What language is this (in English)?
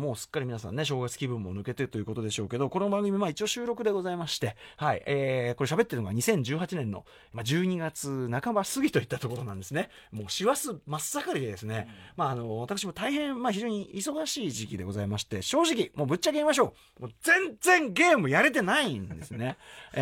Japanese